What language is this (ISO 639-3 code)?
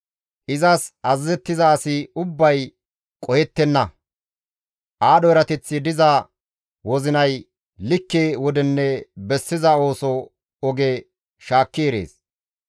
gmv